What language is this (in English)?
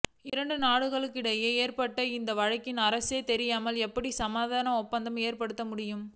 Tamil